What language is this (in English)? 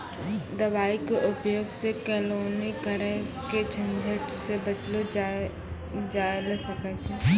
Maithili